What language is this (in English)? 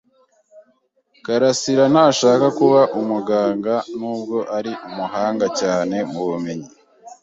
Kinyarwanda